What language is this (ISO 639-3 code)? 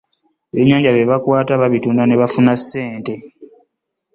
lug